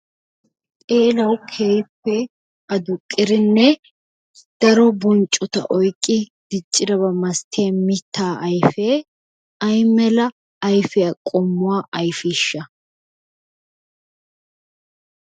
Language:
Wolaytta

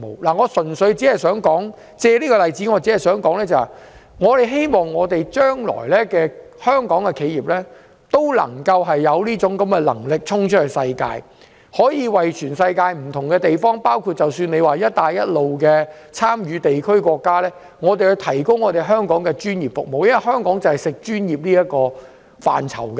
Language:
Cantonese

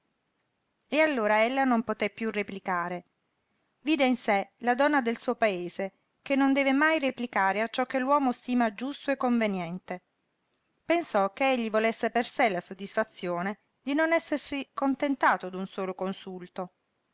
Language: Italian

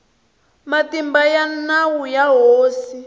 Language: Tsonga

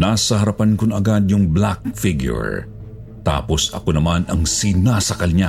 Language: Filipino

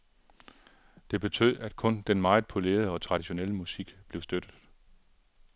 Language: Danish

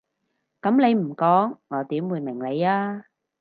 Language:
Cantonese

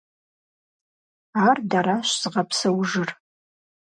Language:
Kabardian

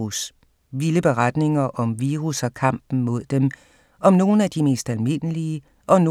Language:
Danish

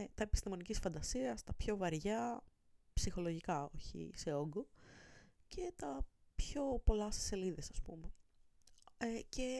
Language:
Greek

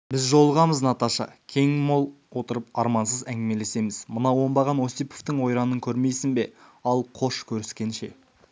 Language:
Kazakh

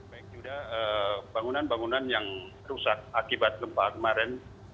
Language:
Indonesian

